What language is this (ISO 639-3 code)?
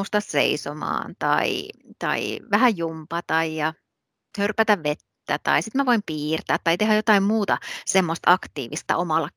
fin